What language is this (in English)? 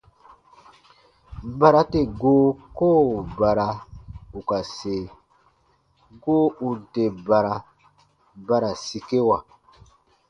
Baatonum